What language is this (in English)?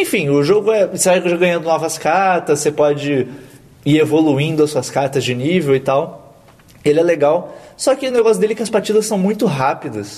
Portuguese